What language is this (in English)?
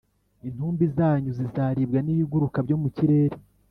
Kinyarwanda